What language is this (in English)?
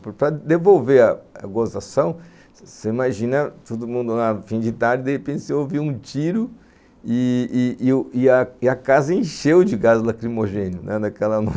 Portuguese